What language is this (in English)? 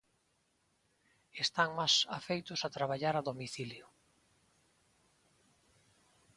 Galician